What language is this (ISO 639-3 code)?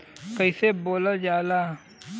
bho